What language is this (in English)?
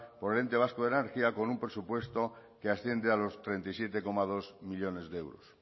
Spanish